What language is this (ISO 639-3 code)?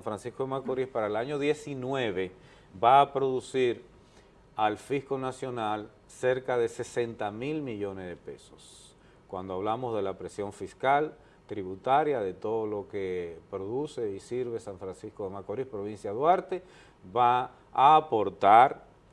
spa